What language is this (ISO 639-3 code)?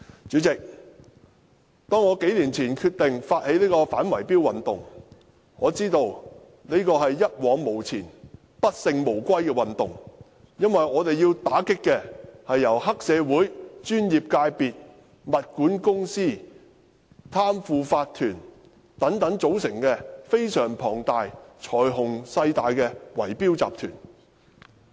yue